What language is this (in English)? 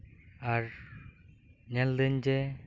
Santali